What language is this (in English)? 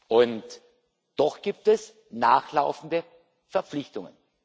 German